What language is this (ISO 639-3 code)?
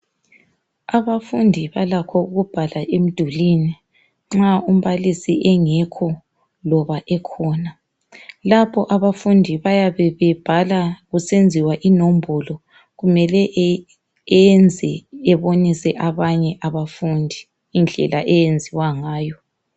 nde